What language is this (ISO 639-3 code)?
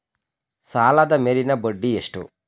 kan